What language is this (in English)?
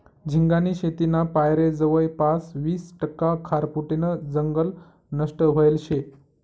Marathi